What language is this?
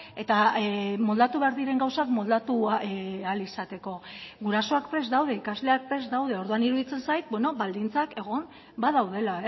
Basque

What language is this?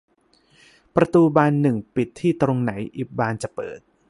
Thai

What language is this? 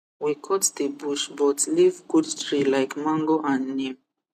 Nigerian Pidgin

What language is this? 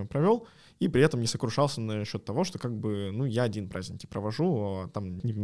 Russian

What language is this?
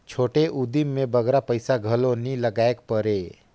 Chhattisgarhi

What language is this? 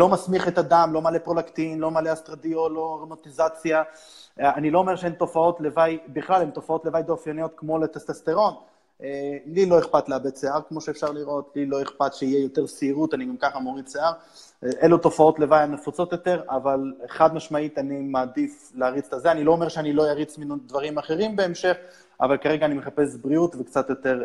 Hebrew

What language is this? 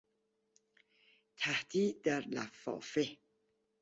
Persian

